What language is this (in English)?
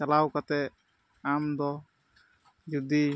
Santali